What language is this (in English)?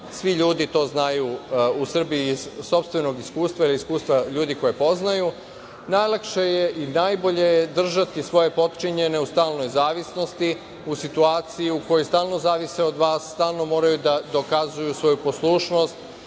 Serbian